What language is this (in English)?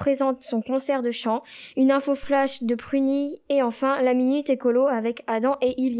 French